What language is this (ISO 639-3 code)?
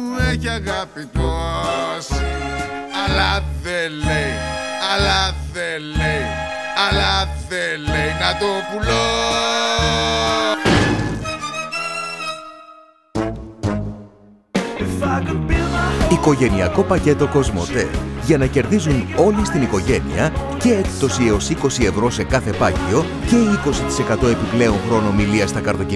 ell